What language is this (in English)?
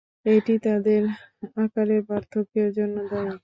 Bangla